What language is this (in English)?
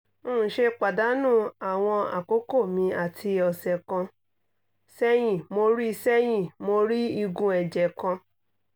Yoruba